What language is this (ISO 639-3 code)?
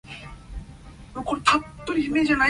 yue